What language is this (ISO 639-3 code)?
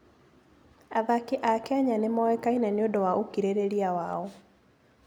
kik